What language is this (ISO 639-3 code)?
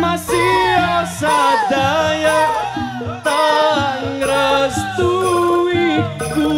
nld